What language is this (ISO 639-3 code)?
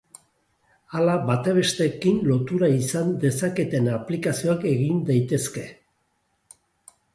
eus